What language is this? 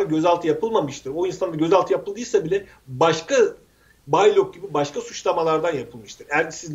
Turkish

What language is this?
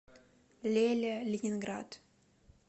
Russian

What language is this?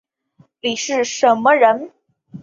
Chinese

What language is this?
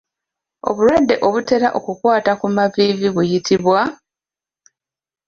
Ganda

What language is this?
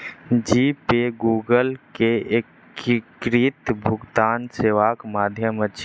Maithili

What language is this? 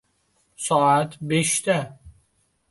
Uzbek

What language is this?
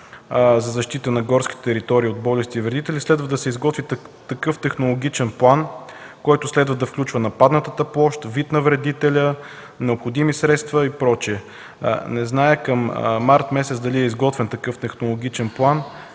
Bulgarian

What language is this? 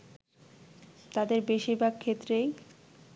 Bangla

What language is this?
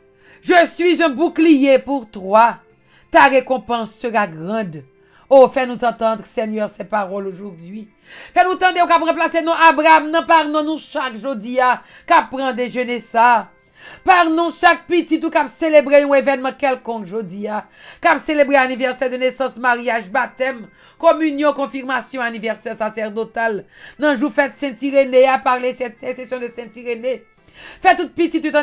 French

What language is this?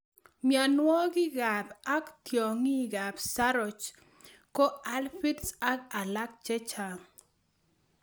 Kalenjin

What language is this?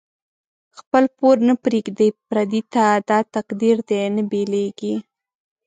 Pashto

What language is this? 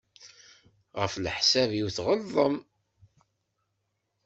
Kabyle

